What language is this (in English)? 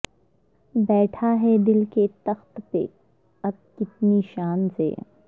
Urdu